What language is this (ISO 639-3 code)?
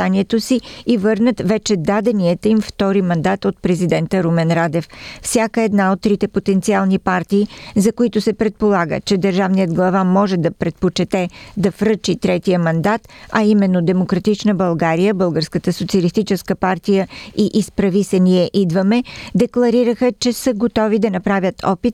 bul